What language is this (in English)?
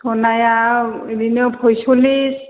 Bodo